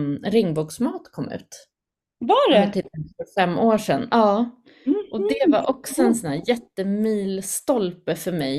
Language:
Swedish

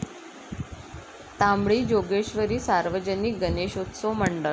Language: Marathi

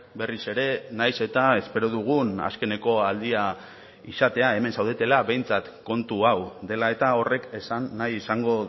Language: Basque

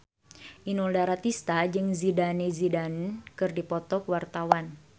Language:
Sundanese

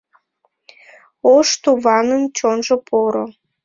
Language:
Mari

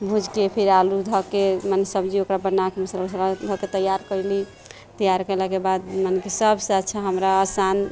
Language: Maithili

